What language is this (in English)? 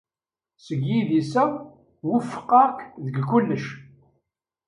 Kabyle